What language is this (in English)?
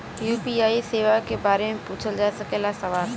Bhojpuri